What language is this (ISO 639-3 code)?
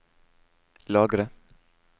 nor